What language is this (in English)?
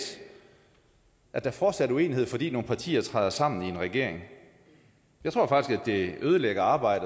Danish